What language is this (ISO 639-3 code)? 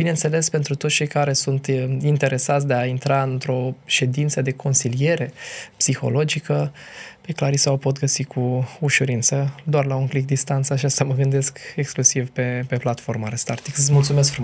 ron